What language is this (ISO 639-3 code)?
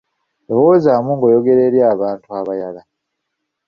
lug